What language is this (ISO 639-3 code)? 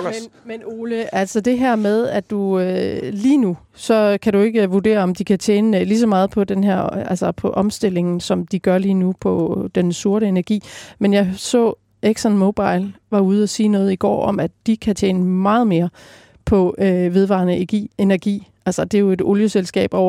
dan